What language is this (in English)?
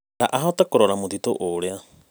Kikuyu